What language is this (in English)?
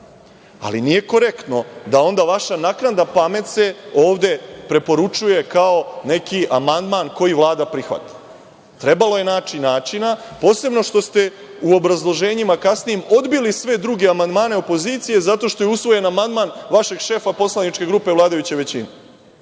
Serbian